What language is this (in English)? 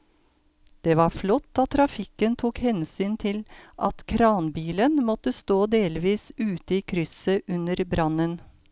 Norwegian